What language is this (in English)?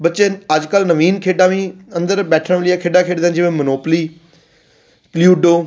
Punjabi